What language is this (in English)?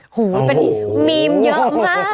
Thai